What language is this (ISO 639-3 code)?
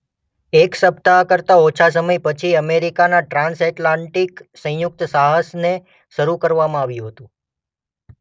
guj